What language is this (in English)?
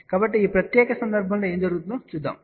Telugu